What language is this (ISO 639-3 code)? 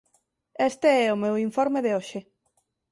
glg